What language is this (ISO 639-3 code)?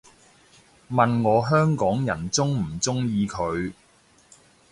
yue